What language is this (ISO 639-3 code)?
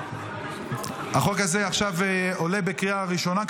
heb